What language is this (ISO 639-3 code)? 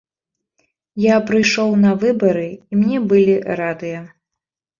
bel